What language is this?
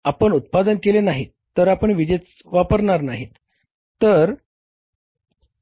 Marathi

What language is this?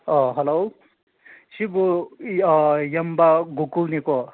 Manipuri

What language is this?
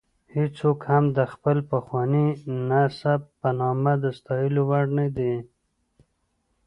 Pashto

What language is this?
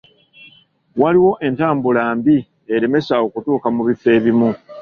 Ganda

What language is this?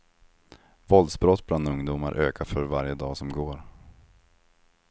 Swedish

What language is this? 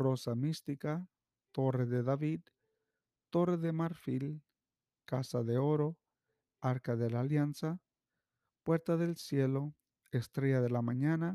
Spanish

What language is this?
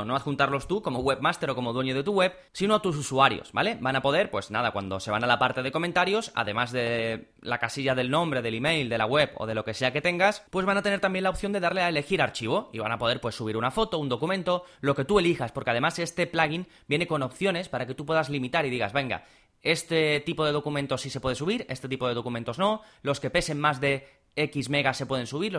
Spanish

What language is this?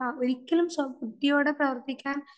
Malayalam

